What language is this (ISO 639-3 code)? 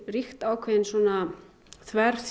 isl